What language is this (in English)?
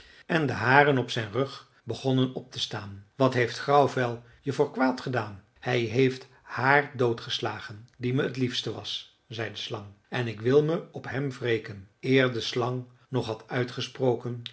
Dutch